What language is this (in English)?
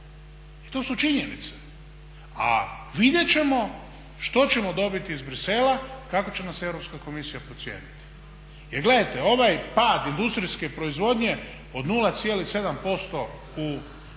Croatian